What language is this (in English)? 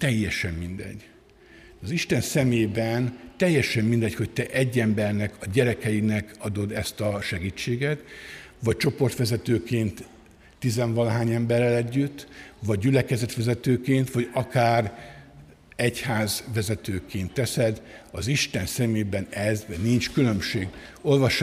Hungarian